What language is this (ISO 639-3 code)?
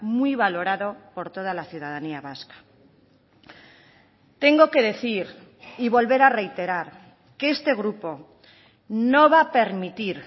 spa